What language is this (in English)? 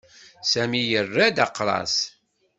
Kabyle